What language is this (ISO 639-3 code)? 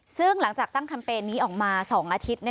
tha